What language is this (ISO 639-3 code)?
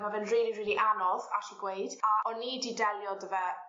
cym